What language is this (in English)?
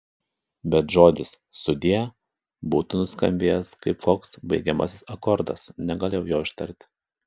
Lithuanian